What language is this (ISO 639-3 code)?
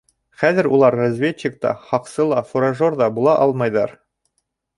bak